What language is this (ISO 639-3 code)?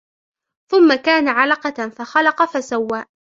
ara